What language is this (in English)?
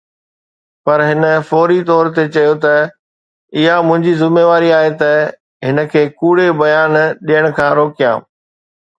Sindhi